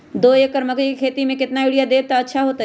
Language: Magahi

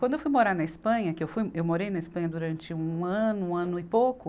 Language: Portuguese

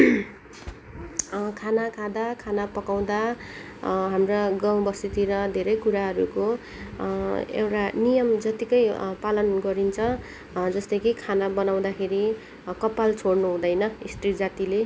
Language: Nepali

